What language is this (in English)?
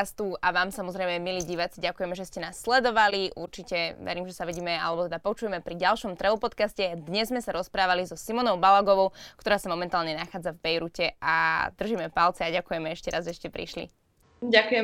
Slovak